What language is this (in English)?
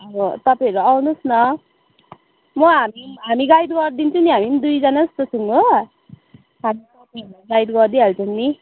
Nepali